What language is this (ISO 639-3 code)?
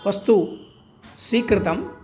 san